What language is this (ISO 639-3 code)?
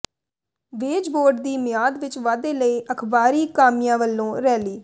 pan